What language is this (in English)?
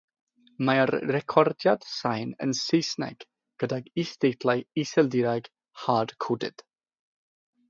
Welsh